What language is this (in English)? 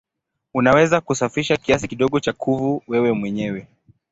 Swahili